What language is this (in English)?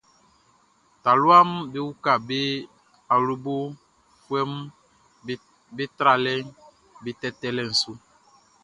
Baoulé